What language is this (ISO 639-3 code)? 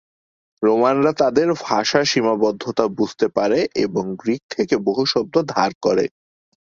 ben